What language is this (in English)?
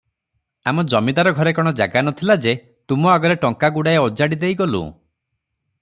Odia